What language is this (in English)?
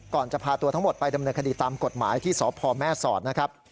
Thai